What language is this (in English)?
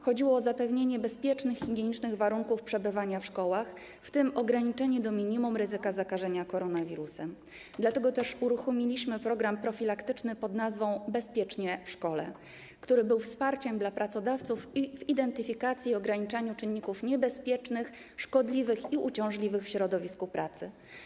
Polish